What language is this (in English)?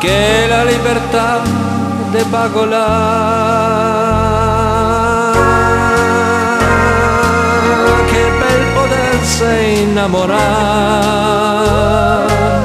Romanian